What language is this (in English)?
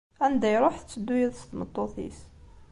Kabyle